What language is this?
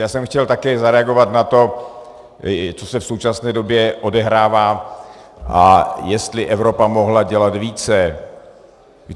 Czech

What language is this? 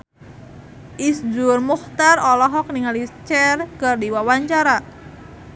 Sundanese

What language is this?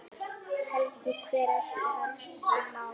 Icelandic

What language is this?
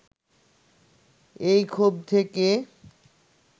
Bangla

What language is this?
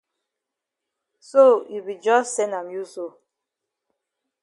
Cameroon Pidgin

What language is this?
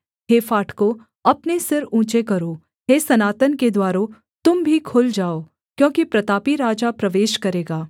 Hindi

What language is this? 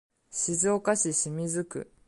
Japanese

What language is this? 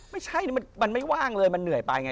Thai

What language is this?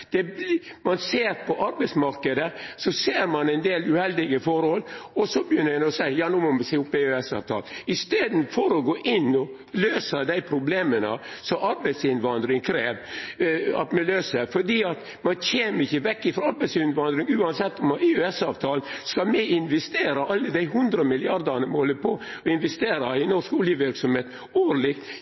Norwegian Nynorsk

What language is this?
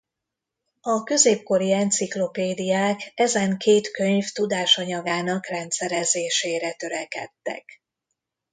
Hungarian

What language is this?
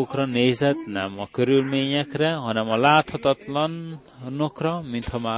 Hungarian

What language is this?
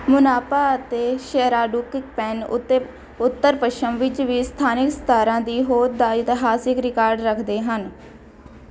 Punjabi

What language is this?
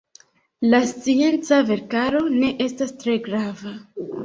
Esperanto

